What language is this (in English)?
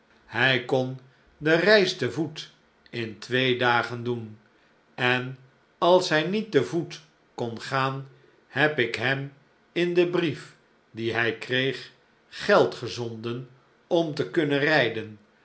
Dutch